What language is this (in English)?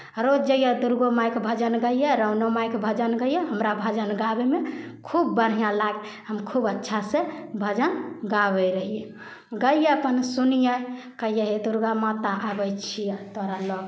Maithili